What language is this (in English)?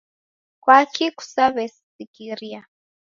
Taita